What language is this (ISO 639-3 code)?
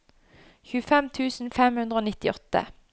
nor